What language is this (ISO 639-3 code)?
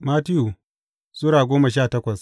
hau